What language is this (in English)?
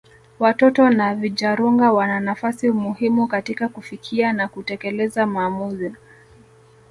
Swahili